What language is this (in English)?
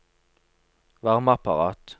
Norwegian